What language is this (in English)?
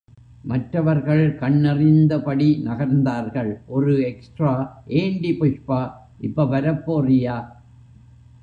Tamil